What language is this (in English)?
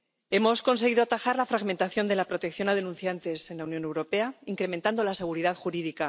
Spanish